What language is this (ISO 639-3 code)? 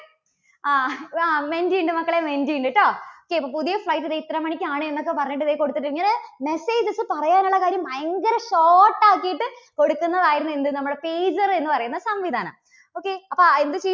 mal